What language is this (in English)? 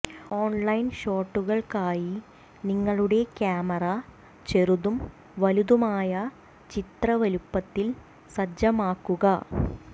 Malayalam